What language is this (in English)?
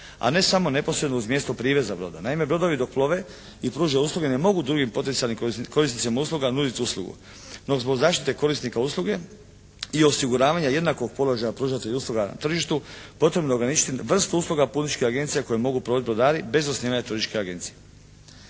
Croatian